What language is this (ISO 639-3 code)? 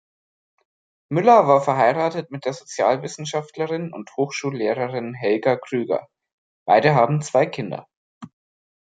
deu